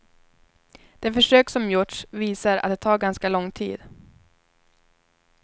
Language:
Swedish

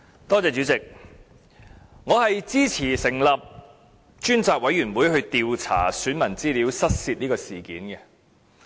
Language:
Cantonese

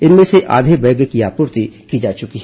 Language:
Hindi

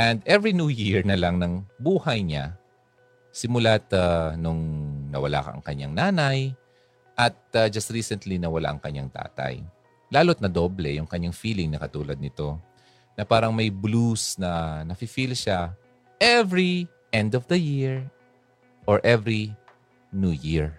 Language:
Filipino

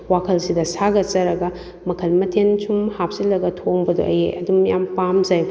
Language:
Manipuri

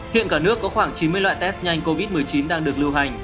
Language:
Vietnamese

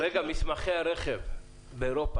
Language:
Hebrew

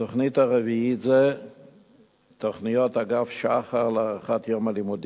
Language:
Hebrew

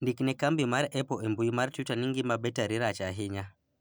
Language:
Luo (Kenya and Tanzania)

